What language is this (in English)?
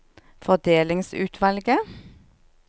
Norwegian